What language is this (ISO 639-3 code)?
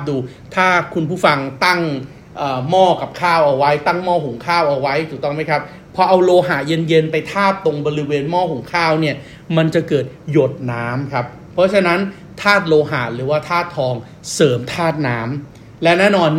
tha